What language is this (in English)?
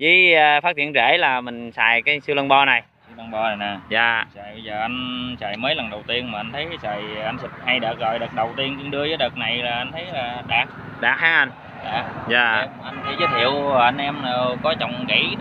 Vietnamese